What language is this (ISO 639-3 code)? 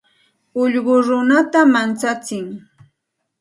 qxt